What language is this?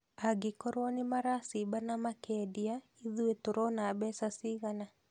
Kikuyu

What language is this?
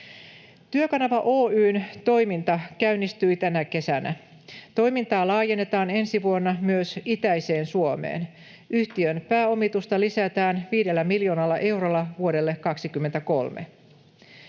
Finnish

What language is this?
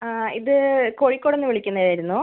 Malayalam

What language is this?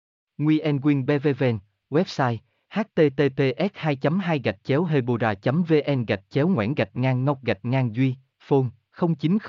Vietnamese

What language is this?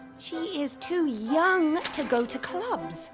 English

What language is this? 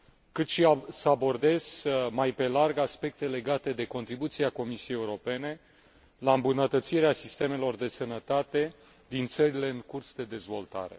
Romanian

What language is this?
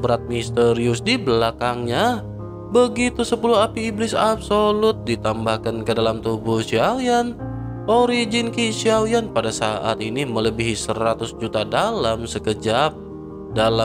Indonesian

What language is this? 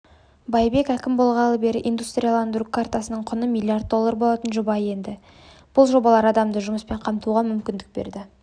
Kazakh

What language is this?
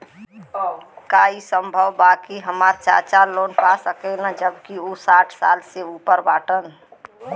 Bhojpuri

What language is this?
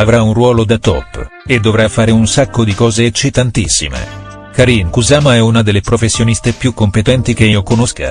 Italian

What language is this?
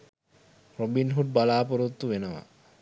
Sinhala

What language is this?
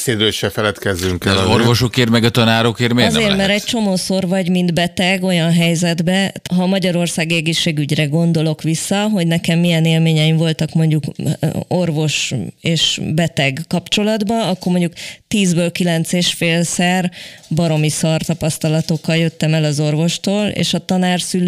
Hungarian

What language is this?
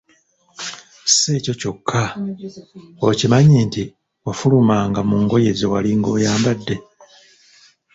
Ganda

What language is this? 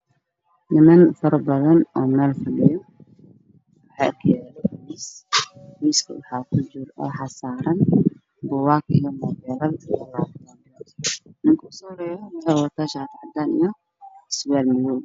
Somali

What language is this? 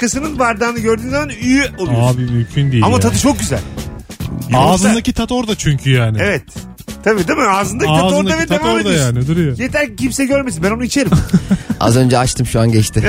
Turkish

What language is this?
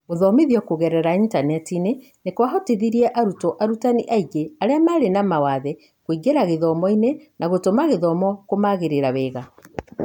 Kikuyu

